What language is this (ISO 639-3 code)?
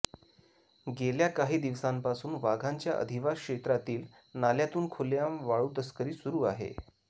mar